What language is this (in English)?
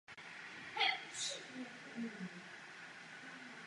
Czech